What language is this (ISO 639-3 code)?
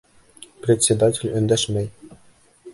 bak